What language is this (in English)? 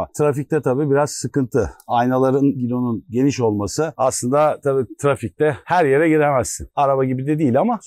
Turkish